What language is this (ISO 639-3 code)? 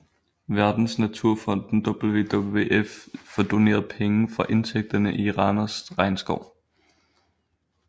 dan